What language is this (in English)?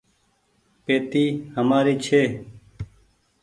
Goaria